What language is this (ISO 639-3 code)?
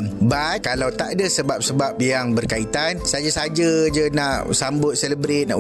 msa